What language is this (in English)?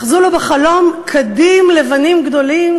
Hebrew